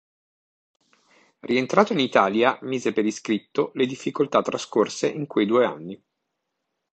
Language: Italian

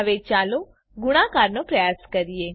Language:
Gujarati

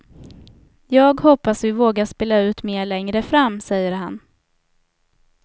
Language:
Swedish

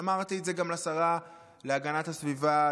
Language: Hebrew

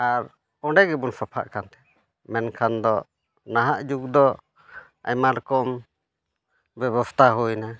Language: Santali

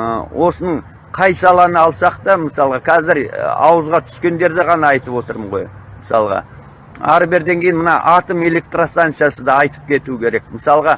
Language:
Turkish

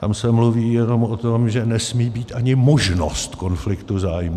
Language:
Czech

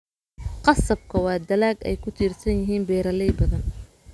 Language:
Somali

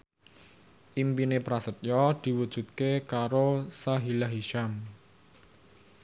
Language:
Javanese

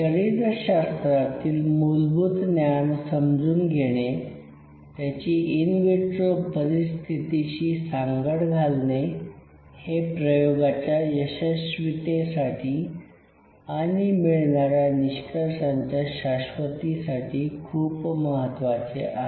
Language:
Marathi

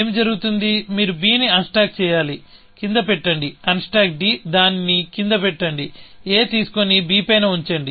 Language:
Telugu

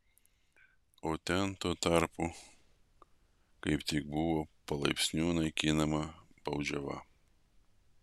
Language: Lithuanian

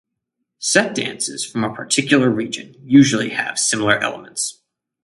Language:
English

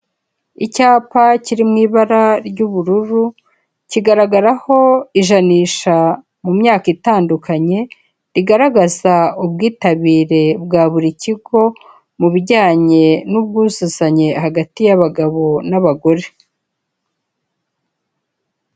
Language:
Kinyarwanda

